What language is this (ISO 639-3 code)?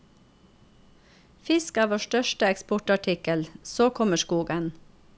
nor